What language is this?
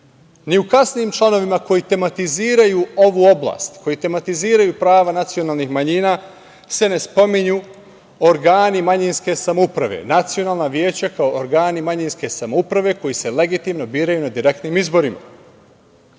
Serbian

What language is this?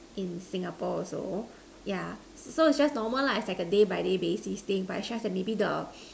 English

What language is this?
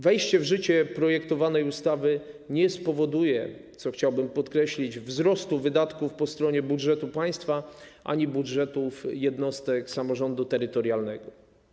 Polish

